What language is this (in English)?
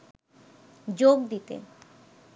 Bangla